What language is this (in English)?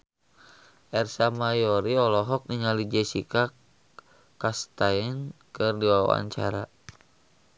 Sundanese